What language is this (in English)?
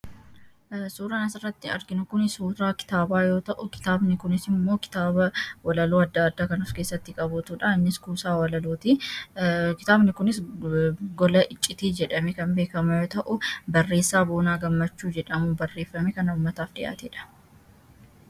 Oromo